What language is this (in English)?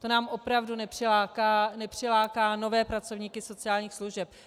Czech